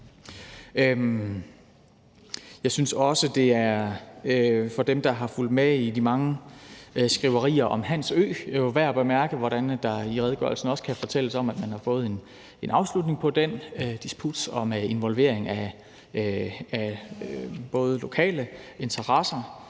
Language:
Danish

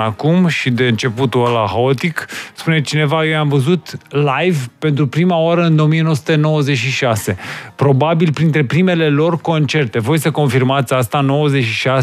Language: Romanian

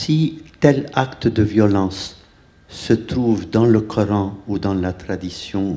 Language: French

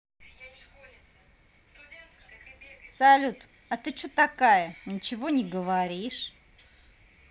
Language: Russian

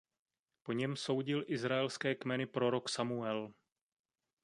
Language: Czech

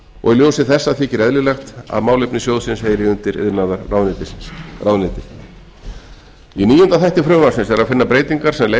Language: Icelandic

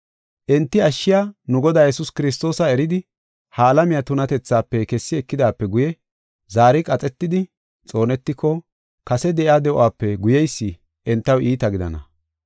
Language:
Gofa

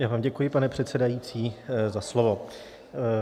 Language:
Czech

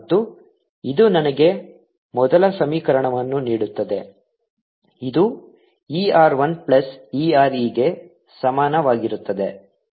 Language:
Kannada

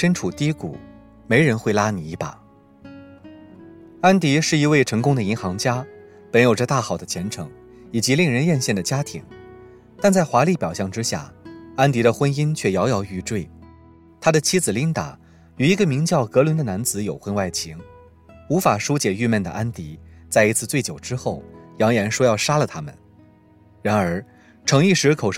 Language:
Chinese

